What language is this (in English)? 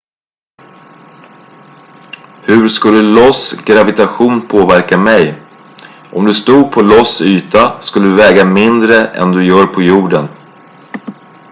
Swedish